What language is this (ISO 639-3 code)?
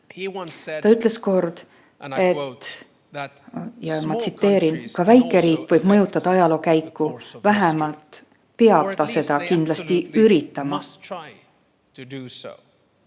est